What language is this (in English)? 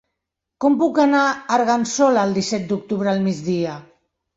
Catalan